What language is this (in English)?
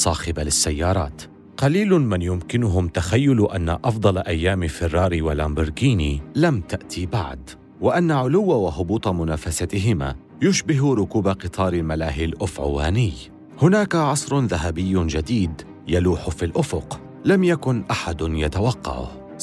Arabic